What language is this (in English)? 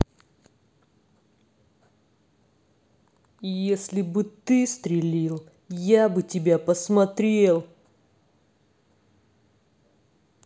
Russian